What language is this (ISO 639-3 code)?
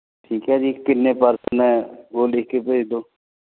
pan